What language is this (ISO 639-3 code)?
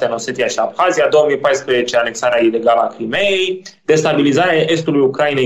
ron